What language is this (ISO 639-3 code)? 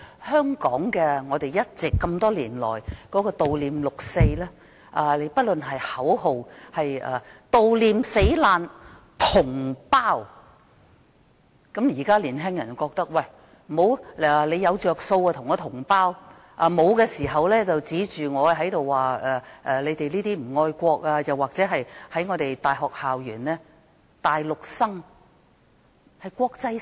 yue